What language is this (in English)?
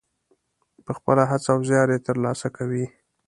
Pashto